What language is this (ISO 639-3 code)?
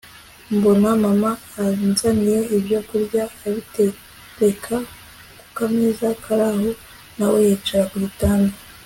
kin